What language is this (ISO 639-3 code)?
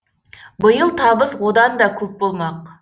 kaz